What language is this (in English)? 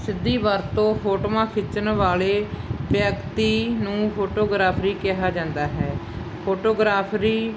Punjabi